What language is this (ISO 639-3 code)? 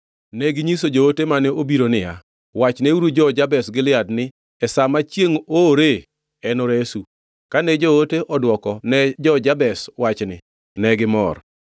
luo